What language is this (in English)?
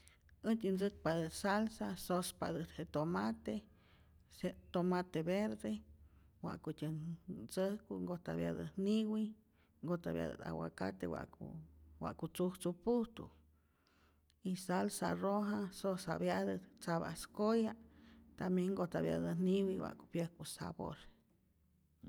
Rayón Zoque